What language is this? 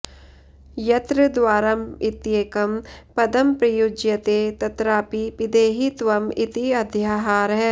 Sanskrit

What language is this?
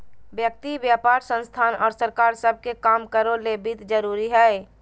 Magahi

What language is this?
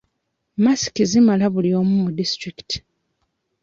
Ganda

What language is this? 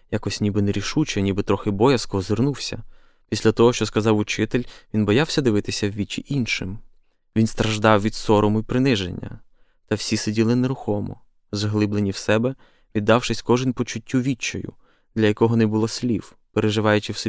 Ukrainian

